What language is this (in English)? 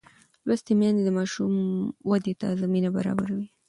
Pashto